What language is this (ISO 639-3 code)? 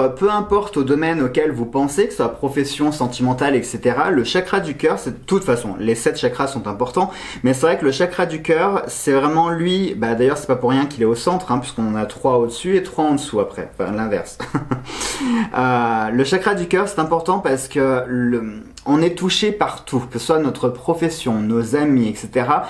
fra